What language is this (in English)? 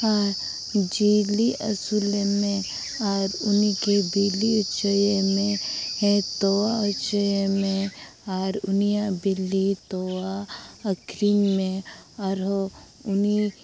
Santali